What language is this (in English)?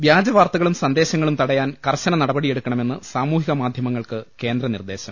Malayalam